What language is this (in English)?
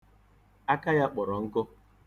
Igbo